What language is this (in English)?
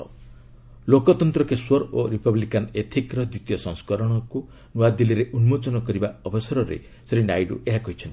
Odia